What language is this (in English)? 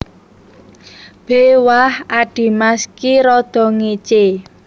Javanese